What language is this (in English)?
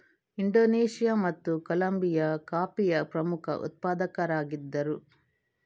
Kannada